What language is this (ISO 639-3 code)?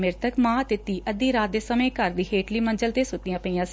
pan